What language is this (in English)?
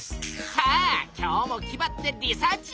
Japanese